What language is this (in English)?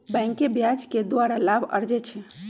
Magahi